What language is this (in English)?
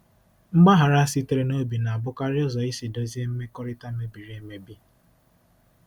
Igbo